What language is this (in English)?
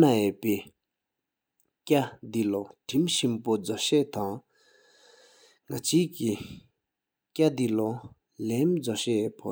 Sikkimese